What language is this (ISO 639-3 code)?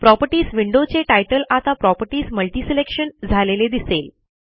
mar